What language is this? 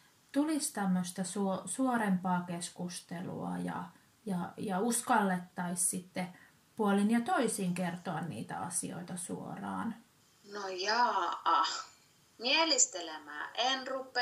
Finnish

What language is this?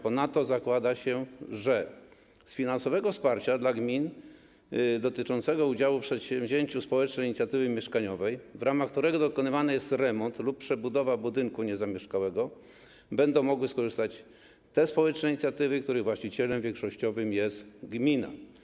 Polish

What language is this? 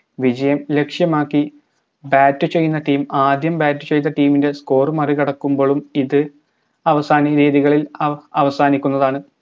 Malayalam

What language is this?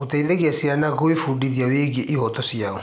Kikuyu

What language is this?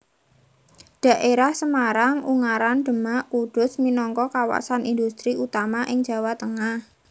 Javanese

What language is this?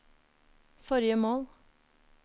Norwegian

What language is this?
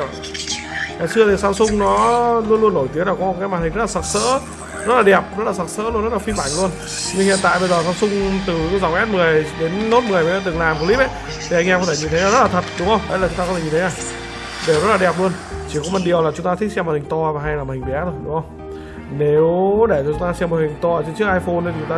Vietnamese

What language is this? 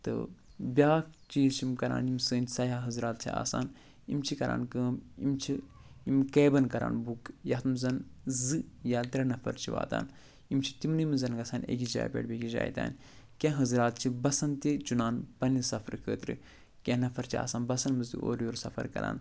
Kashmiri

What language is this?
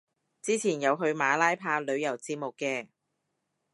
Cantonese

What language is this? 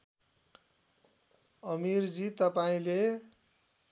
Nepali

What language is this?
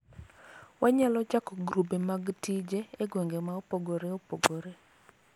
Luo (Kenya and Tanzania)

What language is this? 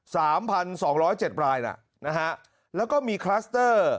Thai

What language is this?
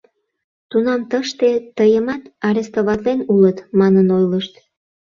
Mari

